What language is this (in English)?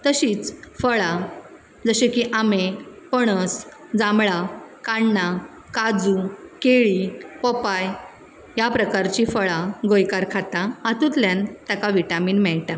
Konkani